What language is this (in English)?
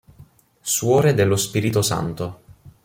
Italian